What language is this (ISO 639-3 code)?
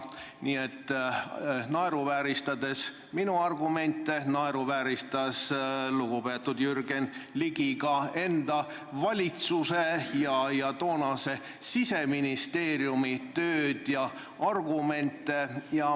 est